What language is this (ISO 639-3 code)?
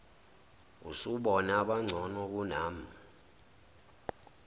zul